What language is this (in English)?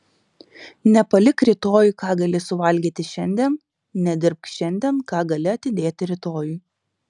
Lithuanian